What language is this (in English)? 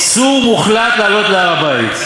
Hebrew